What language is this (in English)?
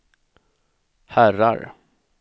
Swedish